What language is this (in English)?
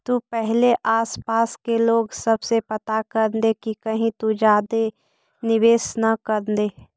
Magahi